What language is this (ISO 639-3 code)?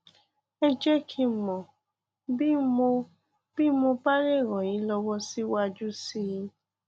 yor